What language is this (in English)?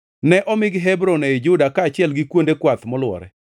Luo (Kenya and Tanzania)